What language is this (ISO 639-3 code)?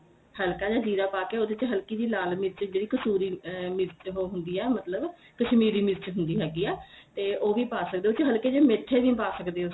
pan